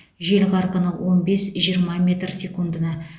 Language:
Kazakh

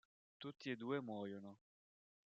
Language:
Italian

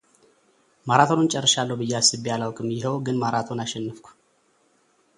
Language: Amharic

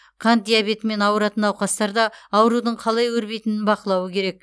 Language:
Kazakh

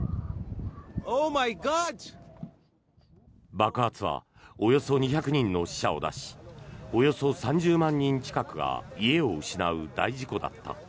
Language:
Japanese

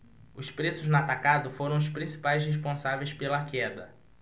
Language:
Portuguese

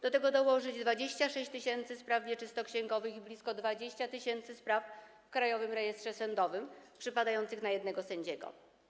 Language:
Polish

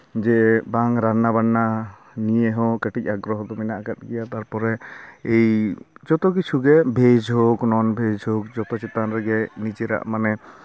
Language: Santali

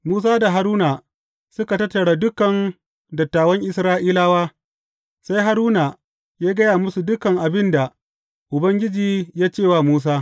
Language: Hausa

